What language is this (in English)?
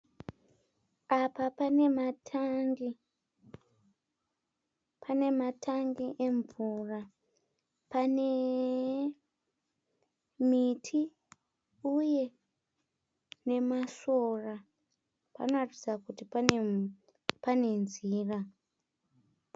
Shona